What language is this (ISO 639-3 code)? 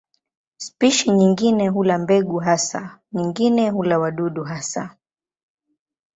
swa